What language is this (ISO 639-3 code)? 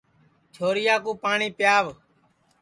ssi